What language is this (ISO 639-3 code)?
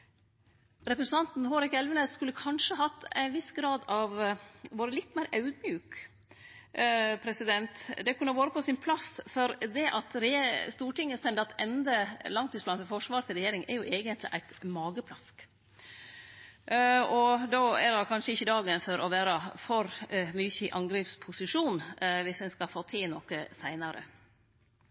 nno